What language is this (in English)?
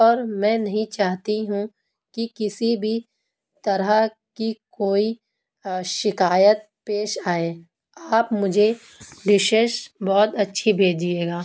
Urdu